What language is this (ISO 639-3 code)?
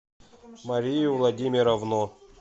rus